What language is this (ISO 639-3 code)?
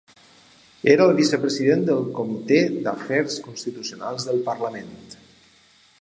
cat